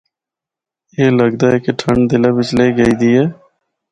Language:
Northern Hindko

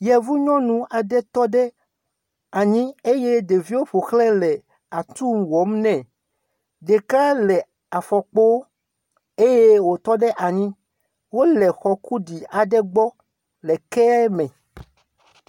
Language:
Ewe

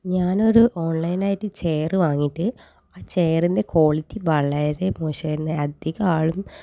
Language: Malayalam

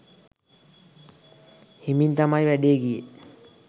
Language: Sinhala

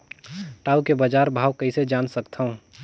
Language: Chhattisgarhi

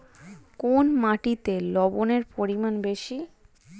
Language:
Bangla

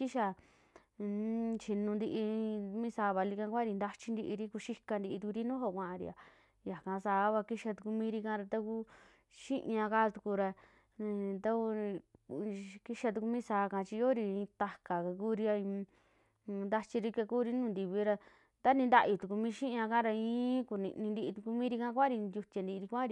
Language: Western Juxtlahuaca Mixtec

